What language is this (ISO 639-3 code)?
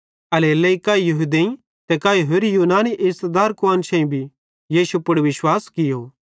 bhd